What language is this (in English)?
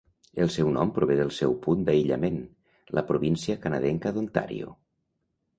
Catalan